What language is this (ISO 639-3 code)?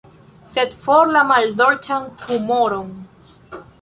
epo